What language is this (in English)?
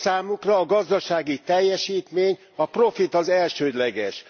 Hungarian